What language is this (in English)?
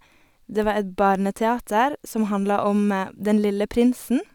Norwegian